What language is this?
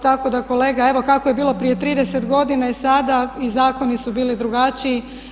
Croatian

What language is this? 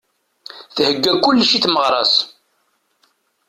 Kabyle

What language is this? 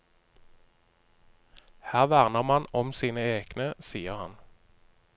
Norwegian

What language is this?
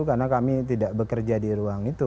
Indonesian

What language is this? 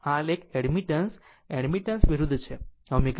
Gujarati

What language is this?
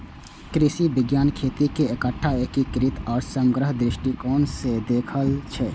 Maithili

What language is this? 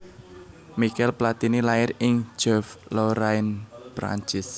Javanese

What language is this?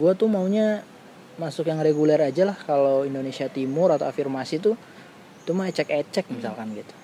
Indonesian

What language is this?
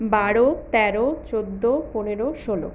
Bangla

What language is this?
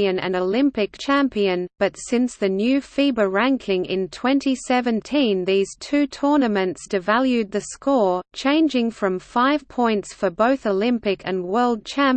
English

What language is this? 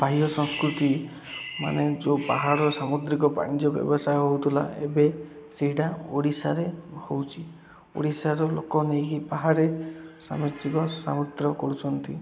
Odia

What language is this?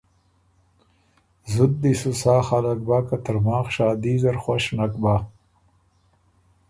Ormuri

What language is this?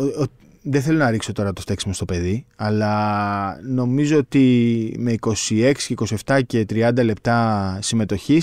Greek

